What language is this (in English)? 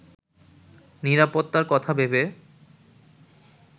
Bangla